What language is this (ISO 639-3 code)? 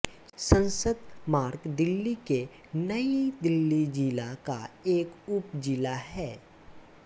hin